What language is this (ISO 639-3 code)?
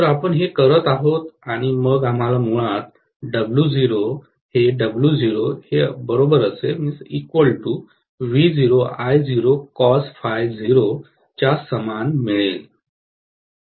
mar